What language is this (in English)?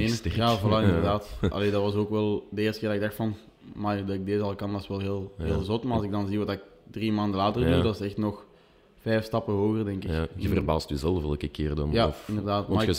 Dutch